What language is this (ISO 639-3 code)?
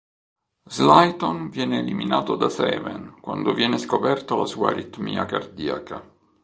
ita